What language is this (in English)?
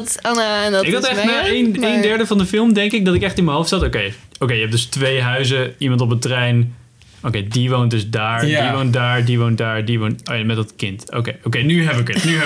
Dutch